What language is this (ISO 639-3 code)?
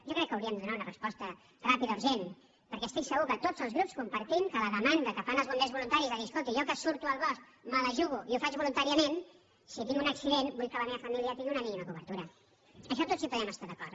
cat